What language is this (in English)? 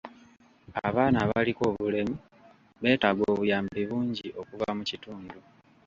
Ganda